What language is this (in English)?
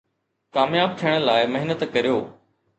Sindhi